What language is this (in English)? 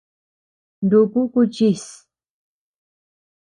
Tepeuxila Cuicatec